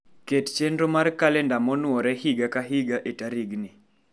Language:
Luo (Kenya and Tanzania)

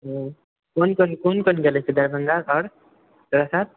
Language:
Maithili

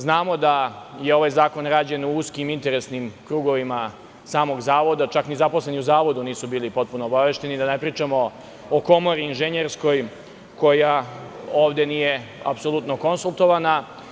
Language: Serbian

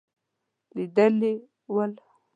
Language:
Pashto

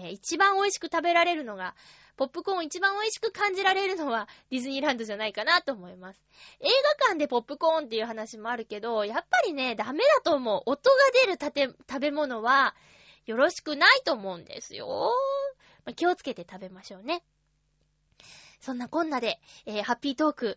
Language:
Japanese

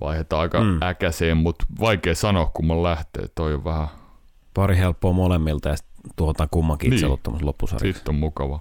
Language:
Finnish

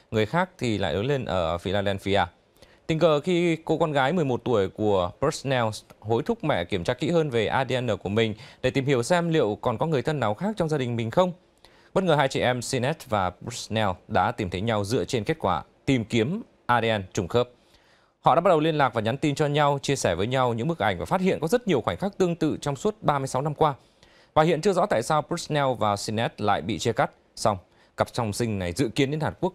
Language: Vietnamese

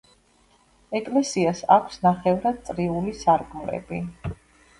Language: Georgian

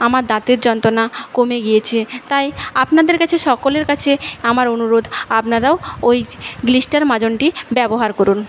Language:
Bangla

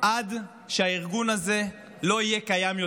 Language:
Hebrew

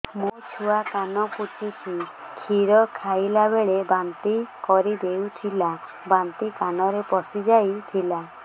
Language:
Odia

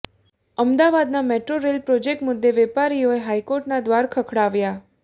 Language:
Gujarati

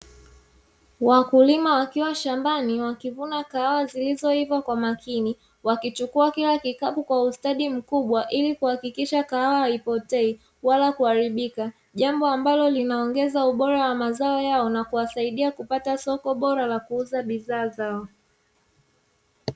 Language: Swahili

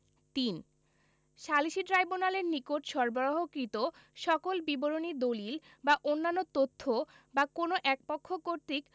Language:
Bangla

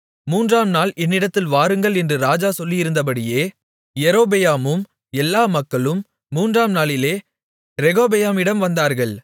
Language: Tamil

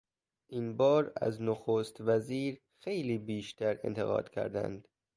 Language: Persian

